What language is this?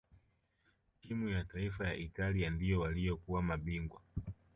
Swahili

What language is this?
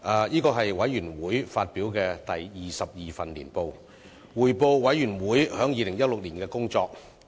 Cantonese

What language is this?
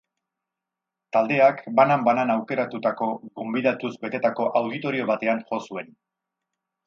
Basque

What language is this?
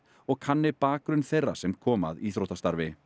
Icelandic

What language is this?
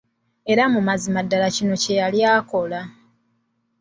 Ganda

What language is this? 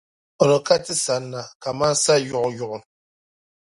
Dagbani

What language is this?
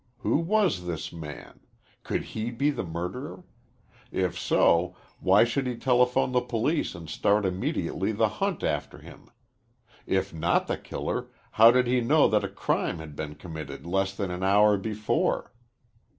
English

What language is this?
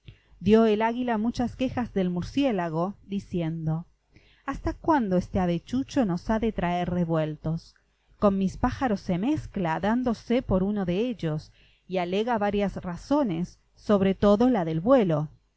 Spanish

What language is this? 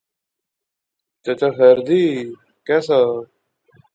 Pahari-Potwari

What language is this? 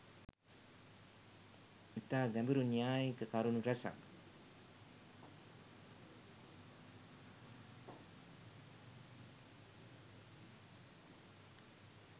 Sinhala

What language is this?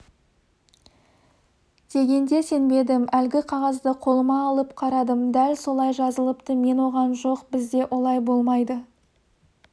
Kazakh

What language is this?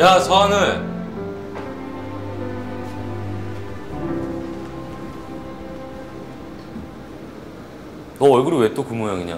Korean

